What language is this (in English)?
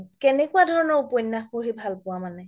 Assamese